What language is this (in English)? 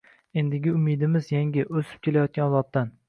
Uzbek